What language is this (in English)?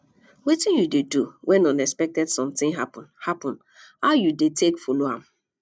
Nigerian Pidgin